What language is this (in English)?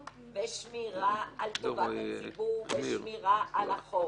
Hebrew